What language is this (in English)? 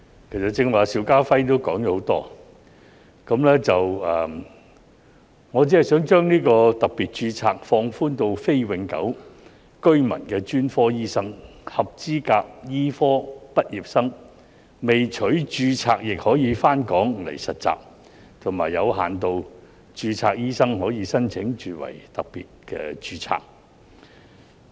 Cantonese